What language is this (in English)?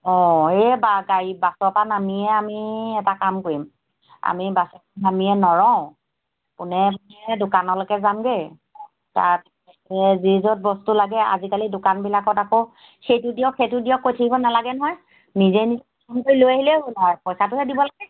Assamese